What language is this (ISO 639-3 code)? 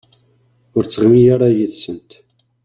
kab